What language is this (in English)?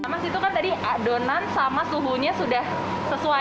Indonesian